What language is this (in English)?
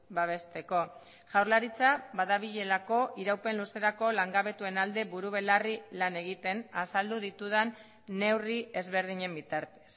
Basque